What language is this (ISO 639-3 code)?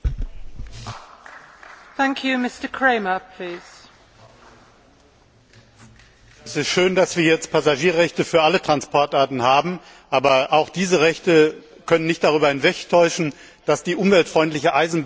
deu